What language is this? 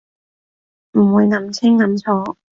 Cantonese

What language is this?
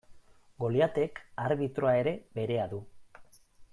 Basque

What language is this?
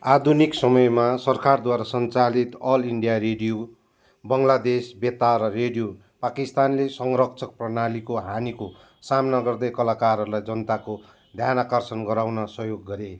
Nepali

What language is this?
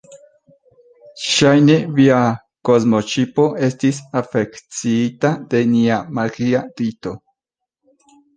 Esperanto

